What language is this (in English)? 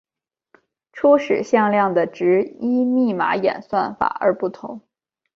Chinese